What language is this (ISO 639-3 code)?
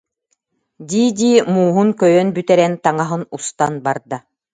sah